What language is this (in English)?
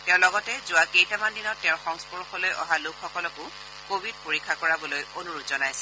Assamese